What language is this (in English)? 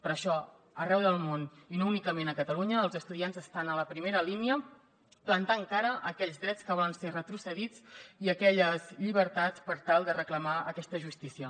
Catalan